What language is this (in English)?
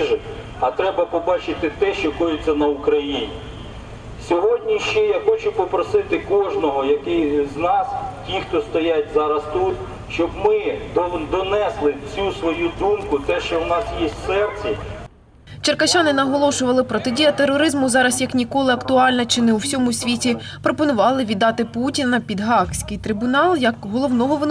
Ukrainian